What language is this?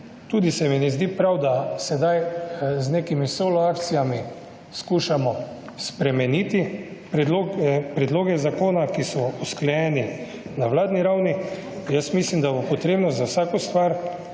Slovenian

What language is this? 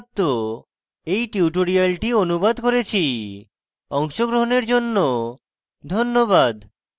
Bangla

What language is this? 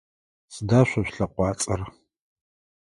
Adyghe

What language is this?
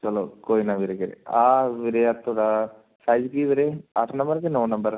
Punjabi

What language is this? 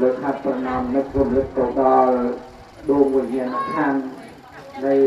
Thai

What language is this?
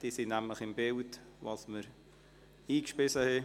Swiss German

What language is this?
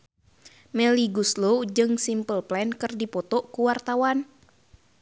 Sundanese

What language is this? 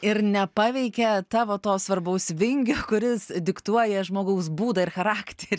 Lithuanian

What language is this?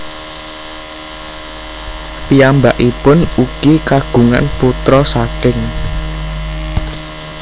Javanese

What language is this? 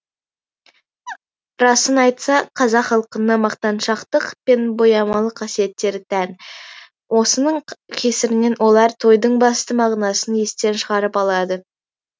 Kazakh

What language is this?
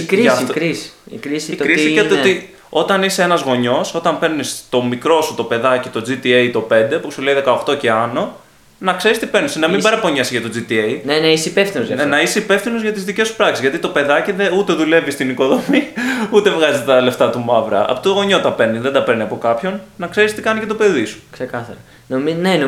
Greek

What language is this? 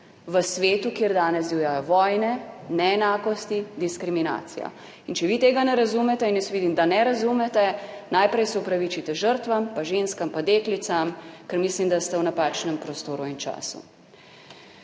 Slovenian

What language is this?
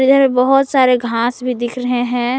Hindi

